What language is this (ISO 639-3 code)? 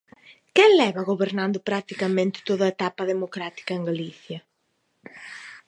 glg